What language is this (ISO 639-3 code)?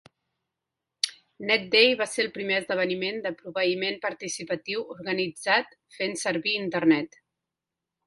cat